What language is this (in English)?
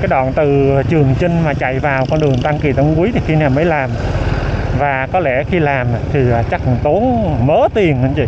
Vietnamese